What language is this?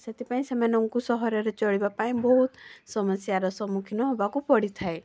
Odia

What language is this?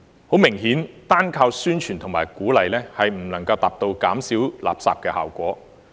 Cantonese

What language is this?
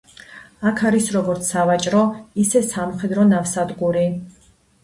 Georgian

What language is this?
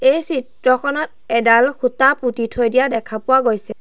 Assamese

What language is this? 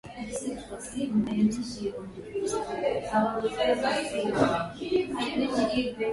Swahili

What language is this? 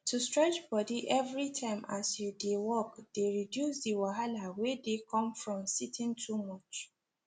Nigerian Pidgin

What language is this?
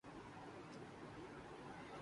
Urdu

